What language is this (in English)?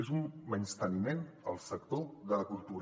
Catalan